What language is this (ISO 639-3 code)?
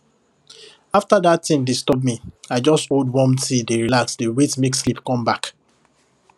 pcm